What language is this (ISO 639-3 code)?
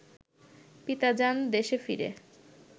ben